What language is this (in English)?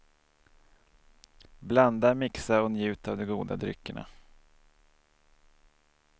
Swedish